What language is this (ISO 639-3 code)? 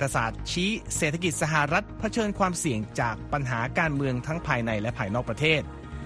tha